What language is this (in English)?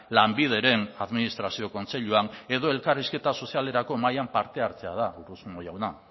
Basque